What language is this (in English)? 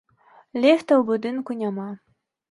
Belarusian